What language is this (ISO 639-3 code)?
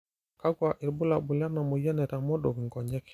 mas